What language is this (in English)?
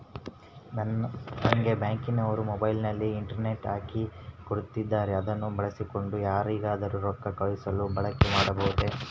Kannada